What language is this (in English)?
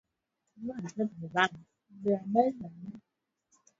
Swahili